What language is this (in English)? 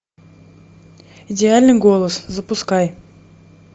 Russian